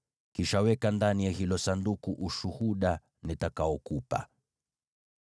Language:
Swahili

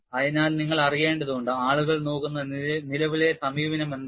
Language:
Malayalam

